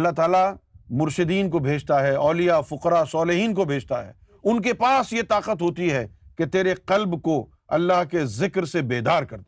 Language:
Urdu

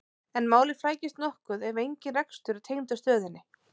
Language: Icelandic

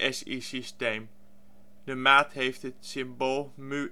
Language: Dutch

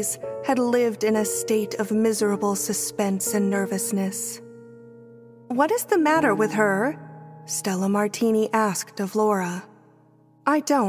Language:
English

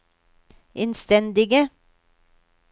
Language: Norwegian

